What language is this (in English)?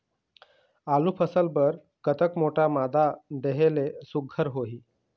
Chhattisgarhi